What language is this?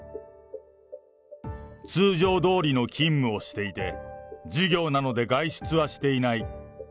Japanese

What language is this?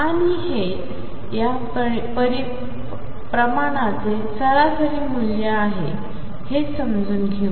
Marathi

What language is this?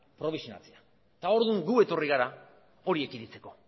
Basque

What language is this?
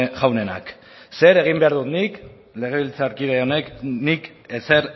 Basque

